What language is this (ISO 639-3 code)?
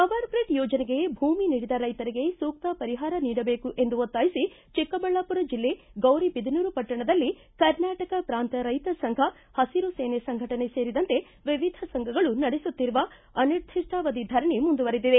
kan